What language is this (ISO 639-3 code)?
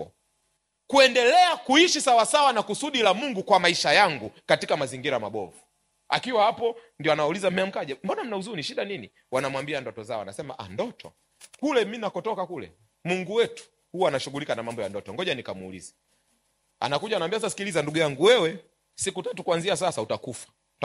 swa